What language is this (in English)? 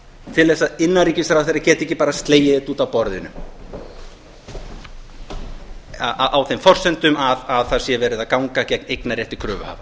Icelandic